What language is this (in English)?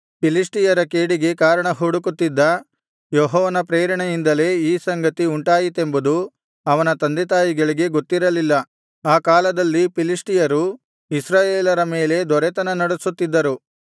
Kannada